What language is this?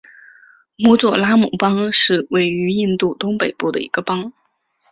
Chinese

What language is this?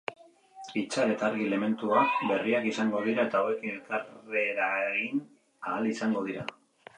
Basque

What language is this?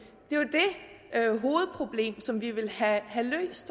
Danish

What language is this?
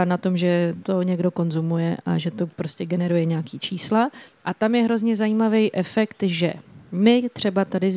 Czech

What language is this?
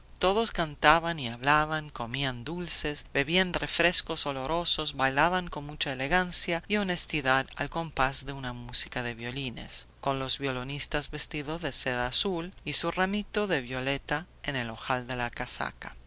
Spanish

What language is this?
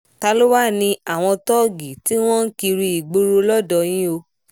Yoruba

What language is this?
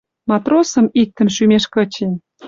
Western Mari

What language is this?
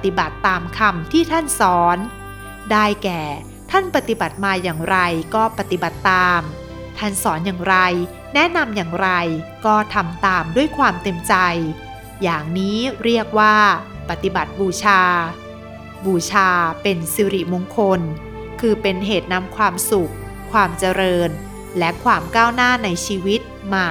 Thai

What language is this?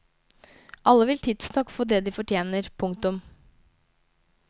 Norwegian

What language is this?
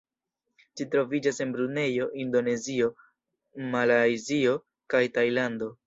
Esperanto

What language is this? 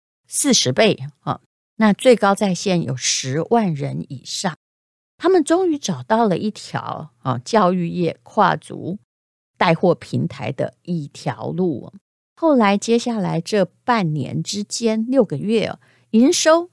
Chinese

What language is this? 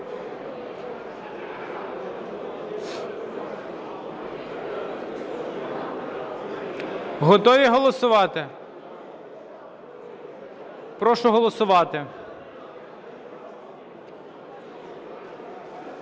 Ukrainian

